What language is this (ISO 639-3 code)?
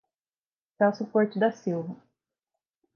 por